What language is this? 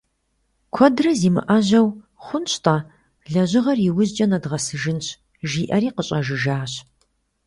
Kabardian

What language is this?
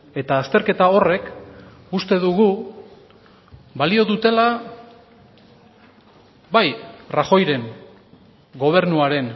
Basque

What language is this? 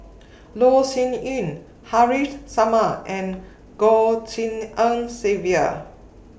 English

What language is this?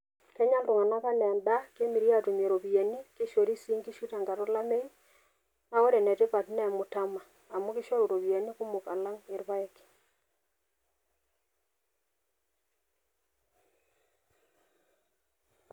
Masai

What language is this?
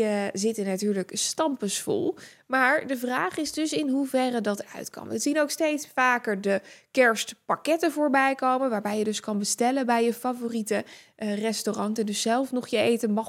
Dutch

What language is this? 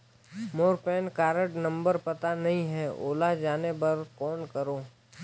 Chhattisgarhi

